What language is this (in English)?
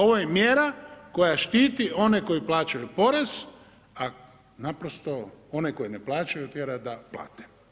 Croatian